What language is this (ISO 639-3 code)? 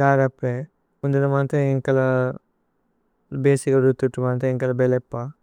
tcy